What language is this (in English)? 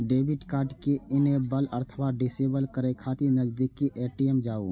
Maithili